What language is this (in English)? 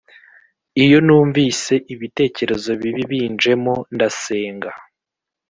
Kinyarwanda